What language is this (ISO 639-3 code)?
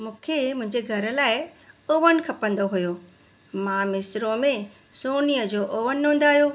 snd